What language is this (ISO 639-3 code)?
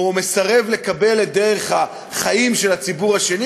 heb